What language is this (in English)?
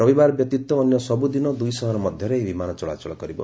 Odia